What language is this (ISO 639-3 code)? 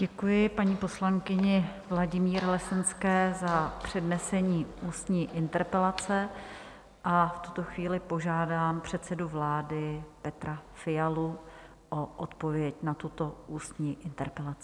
ces